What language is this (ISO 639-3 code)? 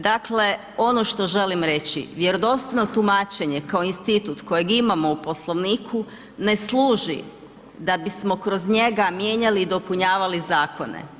hrv